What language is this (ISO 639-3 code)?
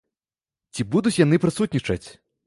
bel